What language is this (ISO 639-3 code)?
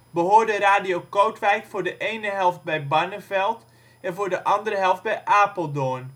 nld